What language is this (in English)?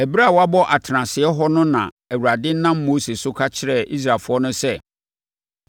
Akan